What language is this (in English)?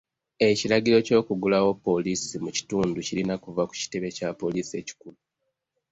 Ganda